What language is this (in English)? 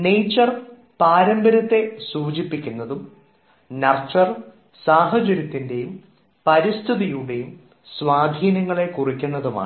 Malayalam